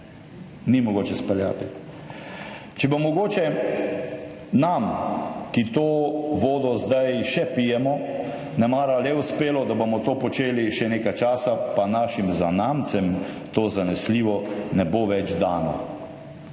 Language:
Slovenian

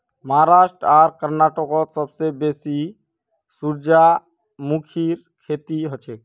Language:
Magahi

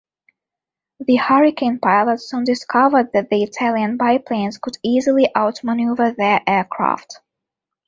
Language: English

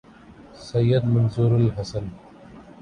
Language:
Urdu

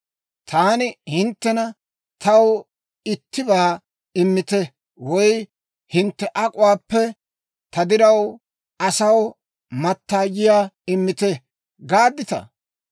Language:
Dawro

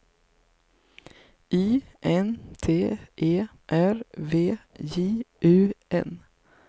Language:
Swedish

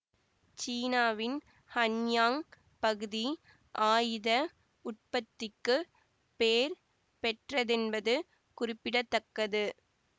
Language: Tamil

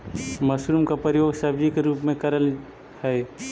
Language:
Magahi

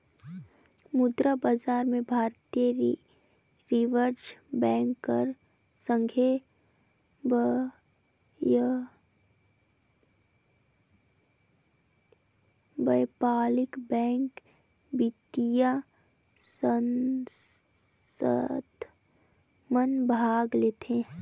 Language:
Chhattisgarhi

